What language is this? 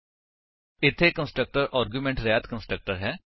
Punjabi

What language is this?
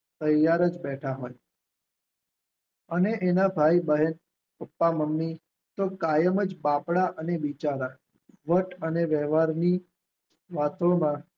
Gujarati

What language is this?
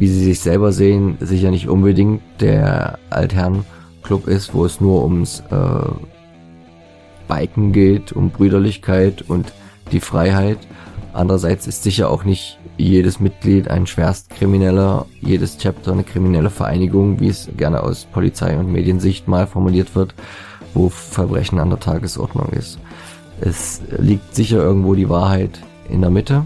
German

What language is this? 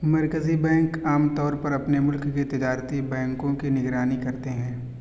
Urdu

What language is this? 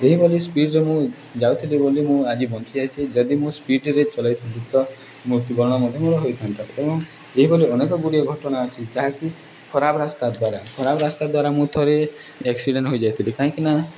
Odia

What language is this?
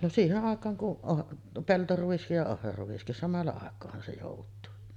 Finnish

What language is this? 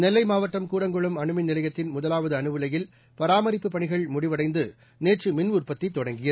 Tamil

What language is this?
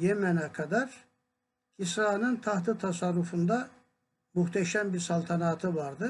Turkish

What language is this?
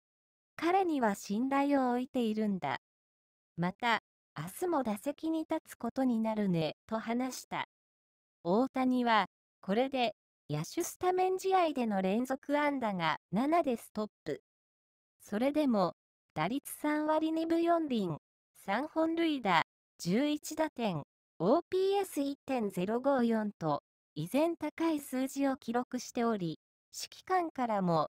Japanese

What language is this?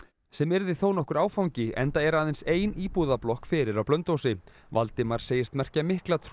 Icelandic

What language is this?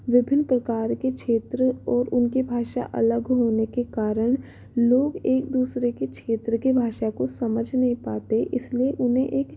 Hindi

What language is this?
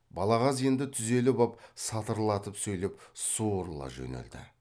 Kazakh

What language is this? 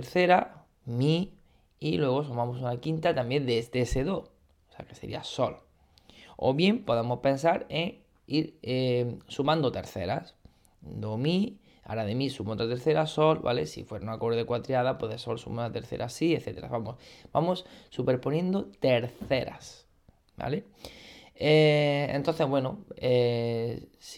Spanish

